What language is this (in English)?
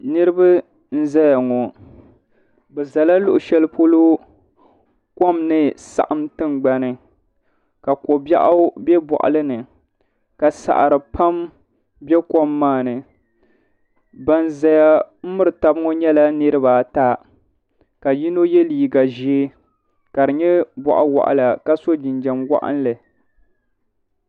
Dagbani